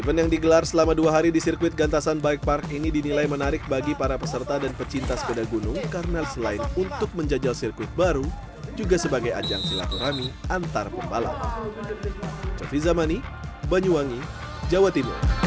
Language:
Indonesian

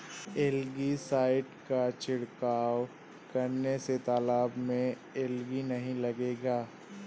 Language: Hindi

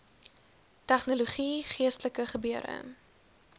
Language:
Afrikaans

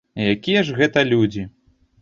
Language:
Belarusian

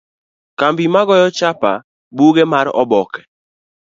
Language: Luo (Kenya and Tanzania)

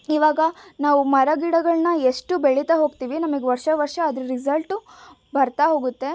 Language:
Kannada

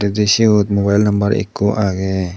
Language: Chakma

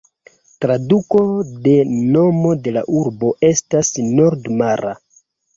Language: Esperanto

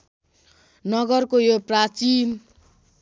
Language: Nepali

